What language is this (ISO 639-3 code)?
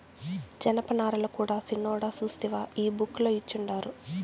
tel